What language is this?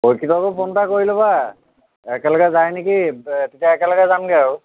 Assamese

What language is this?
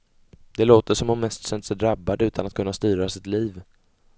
Swedish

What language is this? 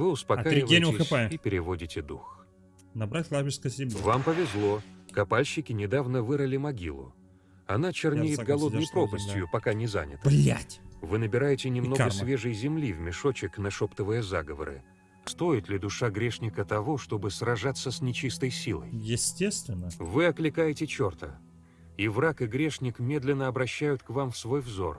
Russian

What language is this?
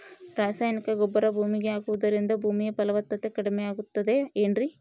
Kannada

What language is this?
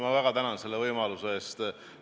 Estonian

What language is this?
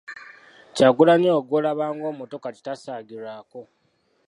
Ganda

